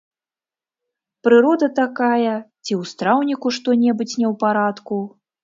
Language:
Belarusian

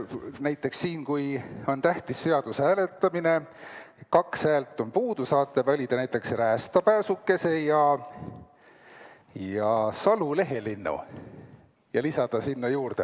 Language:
Estonian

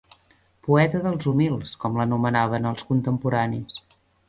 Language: Catalan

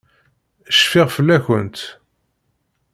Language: Kabyle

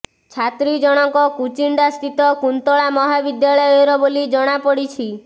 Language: Odia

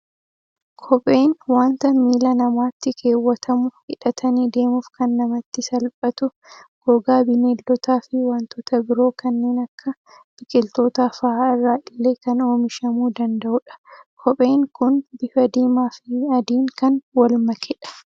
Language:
Oromo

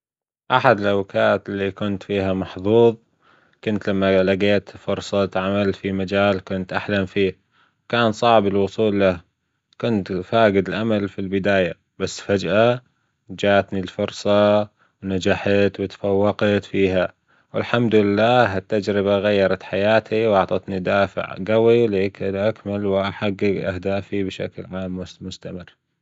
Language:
Gulf Arabic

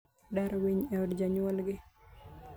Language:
Luo (Kenya and Tanzania)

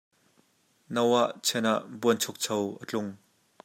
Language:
Hakha Chin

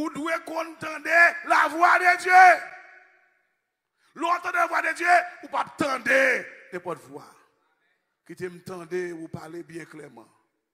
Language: French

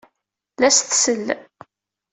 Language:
Kabyle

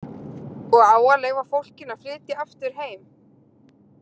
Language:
Icelandic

